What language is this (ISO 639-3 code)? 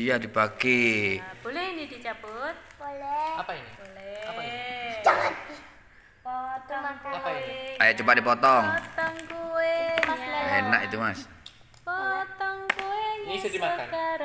ind